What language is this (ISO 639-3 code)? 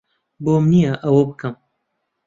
ckb